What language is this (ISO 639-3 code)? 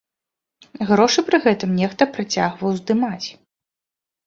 bel